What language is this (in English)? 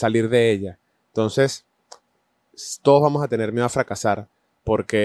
Spanish